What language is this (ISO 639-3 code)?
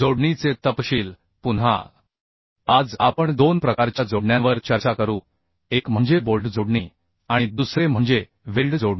mar